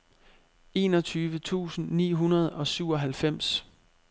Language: Danish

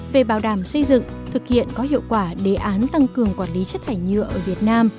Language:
Vietnamese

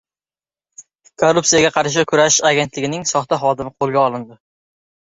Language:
Uzbek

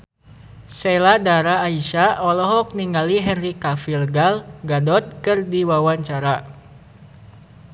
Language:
Sundanese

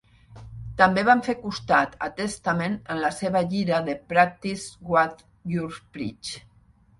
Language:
Catalan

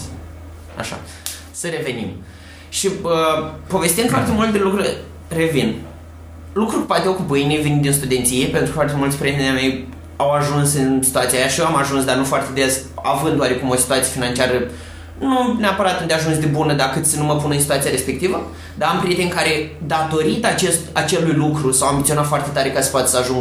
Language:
Romanian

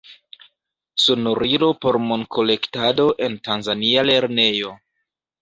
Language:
Esperanto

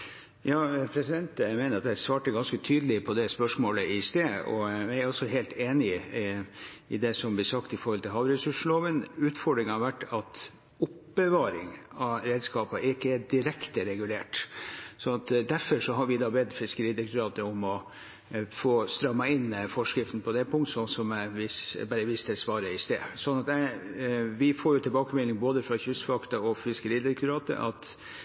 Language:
Norwegian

